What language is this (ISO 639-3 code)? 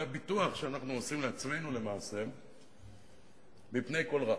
heb